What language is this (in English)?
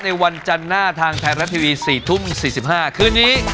Thai